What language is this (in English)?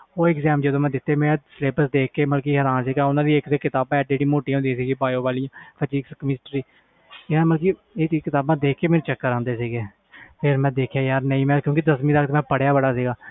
Punjabi